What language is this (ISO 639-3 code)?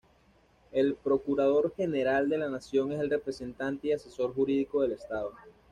spa